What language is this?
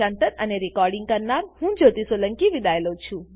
Gujarati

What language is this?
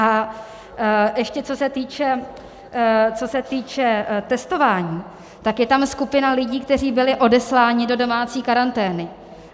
Czech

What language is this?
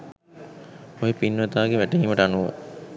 Sinhala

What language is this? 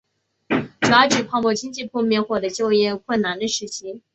Chinese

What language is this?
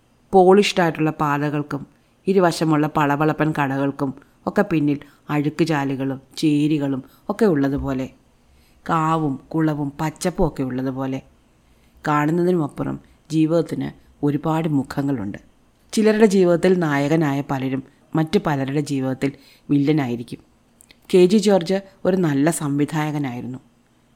Malayalam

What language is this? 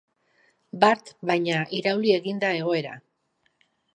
Basque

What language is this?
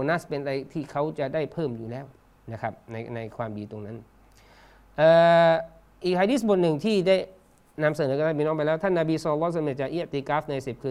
Thai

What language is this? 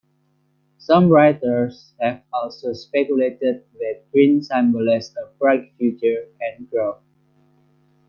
English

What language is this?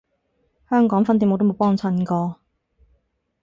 Cantonese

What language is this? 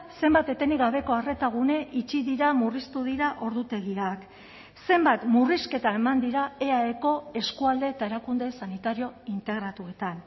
Basque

